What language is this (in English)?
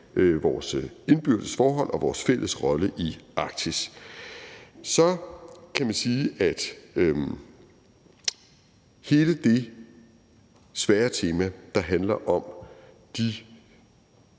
Danish